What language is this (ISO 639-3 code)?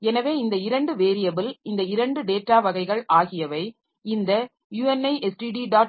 tam